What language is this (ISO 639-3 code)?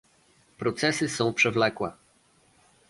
pol